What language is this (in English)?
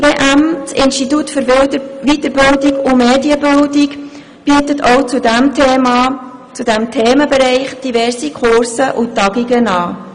Swiss German